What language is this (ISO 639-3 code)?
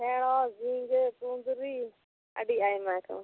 sat